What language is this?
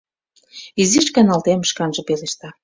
Mari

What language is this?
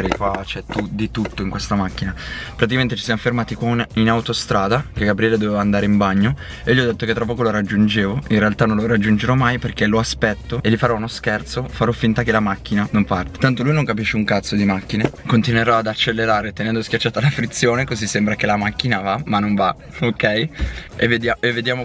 Italian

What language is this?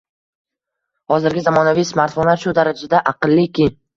Uzbek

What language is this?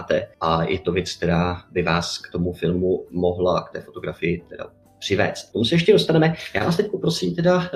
Czech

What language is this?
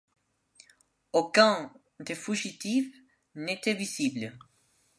French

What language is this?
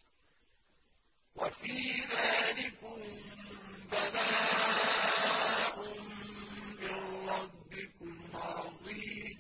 Arabic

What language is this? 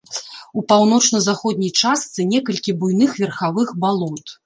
Belarusian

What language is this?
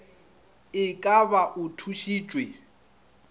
Northern Sotho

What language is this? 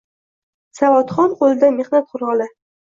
Uzbek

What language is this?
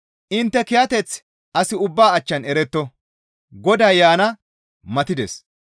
Gamo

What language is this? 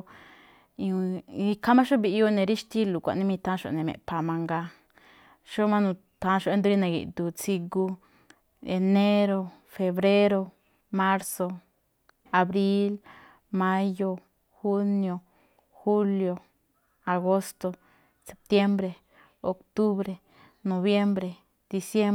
Malinaltepec Me'phaa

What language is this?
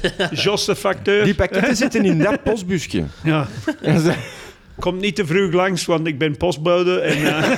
Dutch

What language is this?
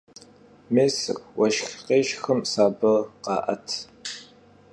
Kabardian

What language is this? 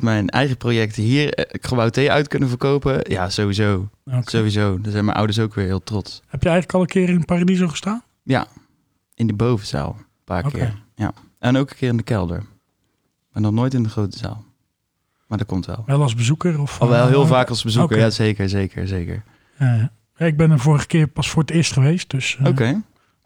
Dutch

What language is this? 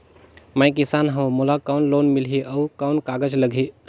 Chhattisgarhi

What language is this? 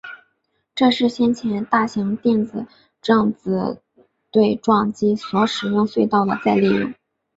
Chinese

